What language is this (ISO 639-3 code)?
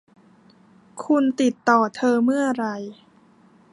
tha